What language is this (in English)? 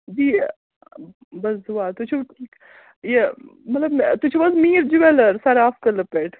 Kashmiri